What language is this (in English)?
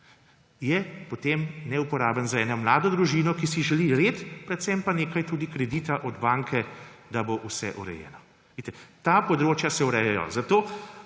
Slovenian